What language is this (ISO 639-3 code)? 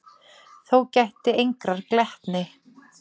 isl